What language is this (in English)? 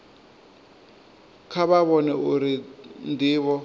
Venda